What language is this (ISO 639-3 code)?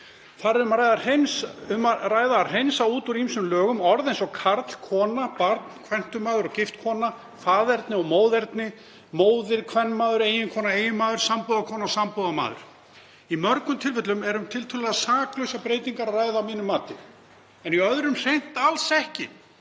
isl